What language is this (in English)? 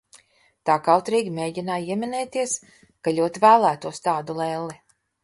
Latvian